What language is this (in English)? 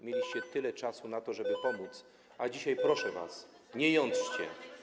Polish